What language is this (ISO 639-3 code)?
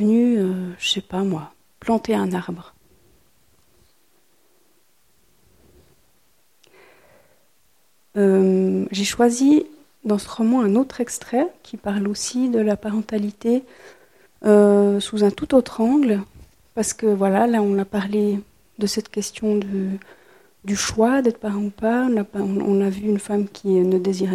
fra